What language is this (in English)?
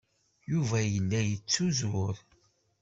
Kabyle